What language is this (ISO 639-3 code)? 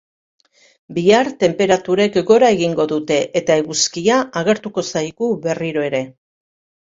eus